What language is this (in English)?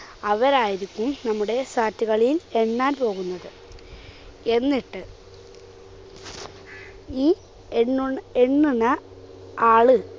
Malayalam